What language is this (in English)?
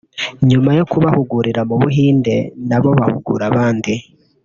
Kinyarwanda